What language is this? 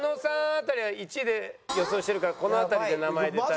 Japanese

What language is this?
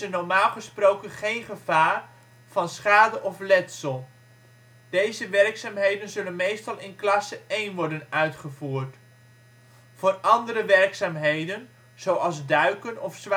Dutch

